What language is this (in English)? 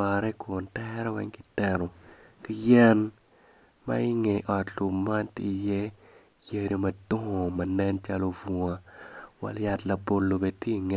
Acoli